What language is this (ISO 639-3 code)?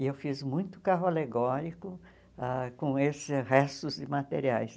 por